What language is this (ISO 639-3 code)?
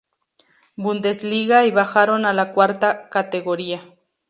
spa